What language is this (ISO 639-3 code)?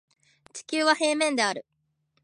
jpn